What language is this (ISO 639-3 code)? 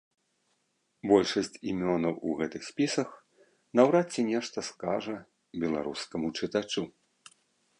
bel